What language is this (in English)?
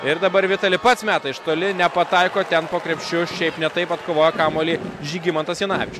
Lithuanian